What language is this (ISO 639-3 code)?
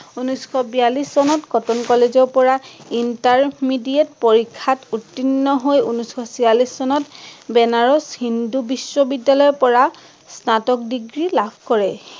asm